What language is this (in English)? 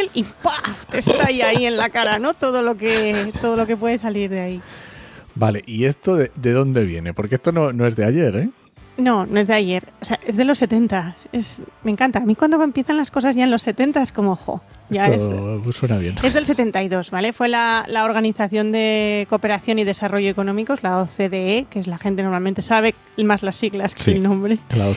Spanish